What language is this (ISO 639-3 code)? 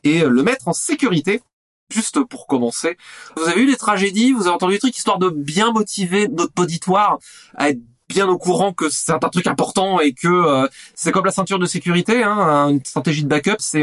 fra